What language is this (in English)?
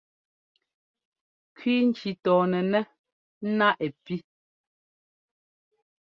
Ngomba